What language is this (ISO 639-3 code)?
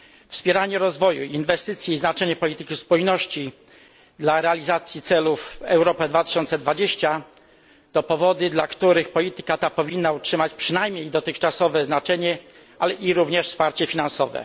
pol